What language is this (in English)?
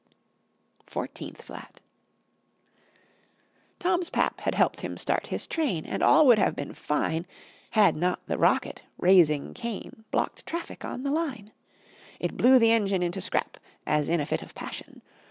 English